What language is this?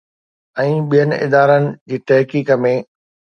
Sindhi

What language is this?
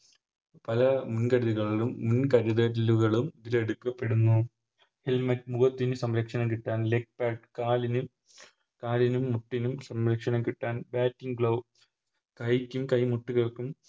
Malayalam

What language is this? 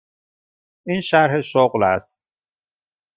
Persian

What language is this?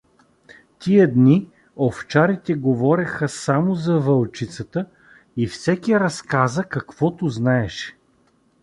Bulgarian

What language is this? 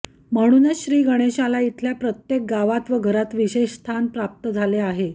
Marathi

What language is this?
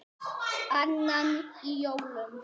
Icelandic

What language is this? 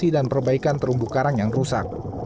Indonesian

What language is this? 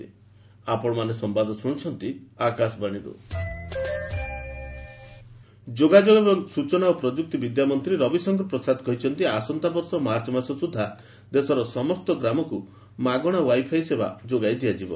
Odia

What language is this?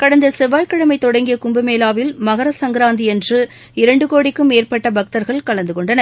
Tamil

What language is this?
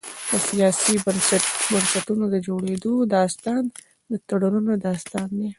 Pashto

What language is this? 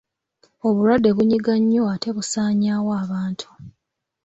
Ganda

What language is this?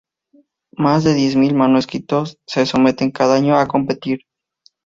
Spanish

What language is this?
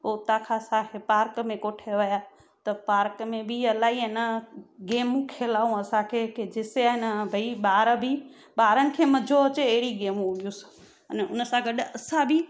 Sindhi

